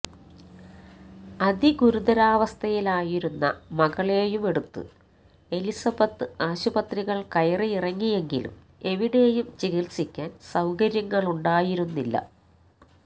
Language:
Malayalam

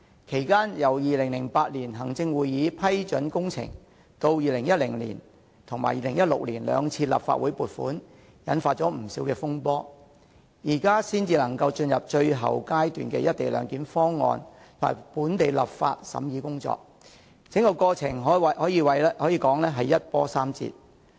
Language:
Cantonese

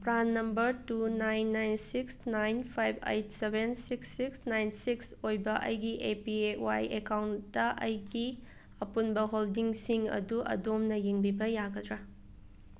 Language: Manipuri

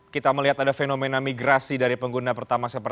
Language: Indonesian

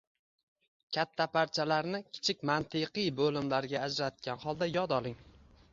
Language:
Uzbek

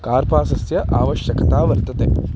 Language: Sanskrit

